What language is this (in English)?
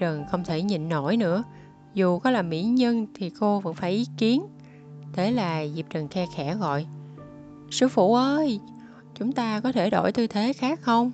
Vietnamese